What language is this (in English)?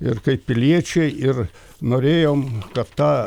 Lithuanian